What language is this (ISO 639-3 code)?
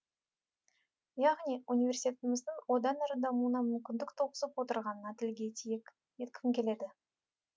kaz